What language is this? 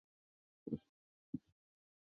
Chinese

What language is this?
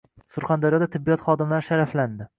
Uzbek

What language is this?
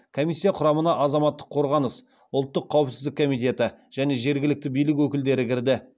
Kazakh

